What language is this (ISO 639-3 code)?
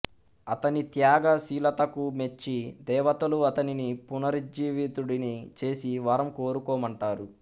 tel